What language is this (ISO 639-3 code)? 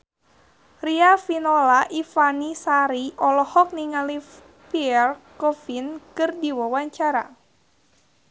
sun